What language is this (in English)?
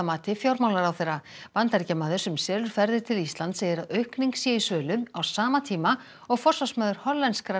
Icelandic